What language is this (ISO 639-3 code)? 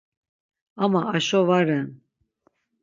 lzz